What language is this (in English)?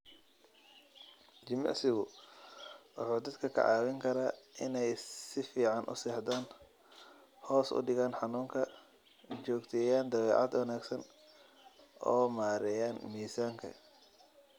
Somali